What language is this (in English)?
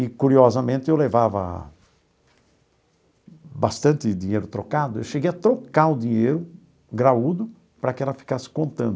Portuguese